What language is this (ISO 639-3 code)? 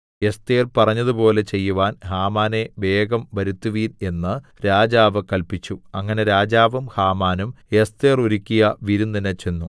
mal